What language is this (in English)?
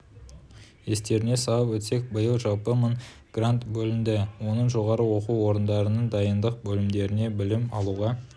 Kazakh